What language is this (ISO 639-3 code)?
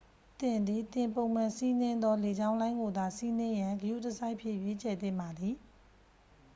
mya